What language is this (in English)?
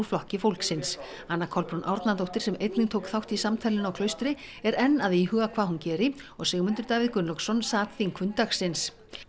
Icelandic